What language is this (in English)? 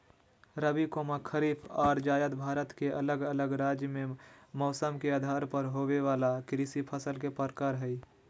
Magahi